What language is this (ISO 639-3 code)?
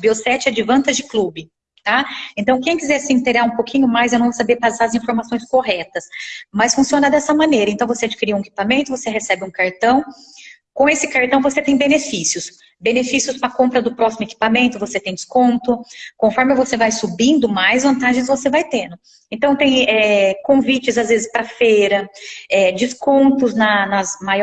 por